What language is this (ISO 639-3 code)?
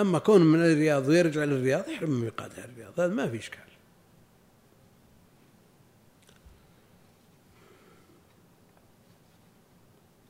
ara